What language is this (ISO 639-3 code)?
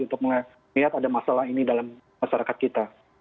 ind